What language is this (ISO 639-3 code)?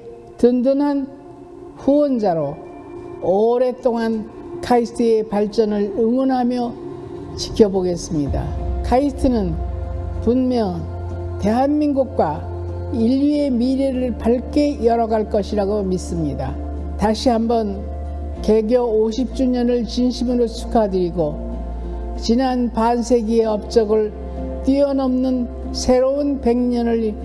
kor